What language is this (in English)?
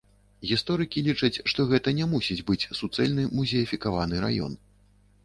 Belarusian